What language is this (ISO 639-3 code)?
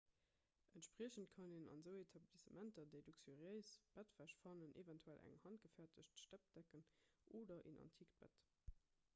ltz